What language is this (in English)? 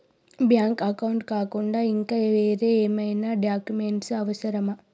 Telugu